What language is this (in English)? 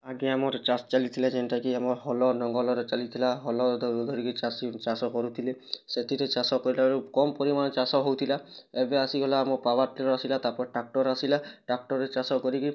Odia